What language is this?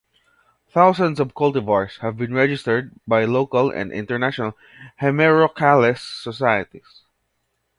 English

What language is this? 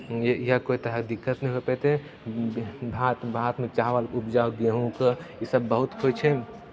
Maithili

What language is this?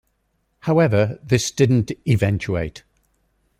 English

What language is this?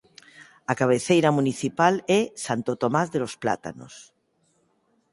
Galician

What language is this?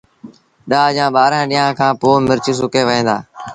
Sindhi Bhil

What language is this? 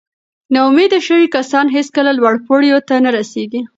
Pashto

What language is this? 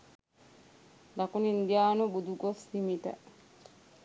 Sinhala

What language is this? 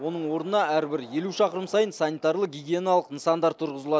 Kazakh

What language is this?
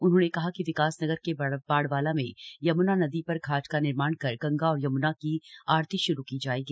Hindi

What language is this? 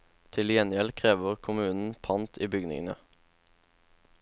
Norwegian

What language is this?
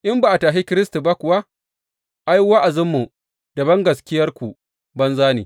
Hausa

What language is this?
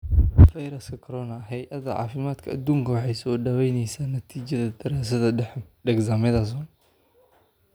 Somali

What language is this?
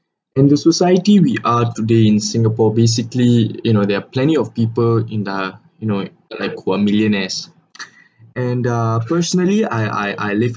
English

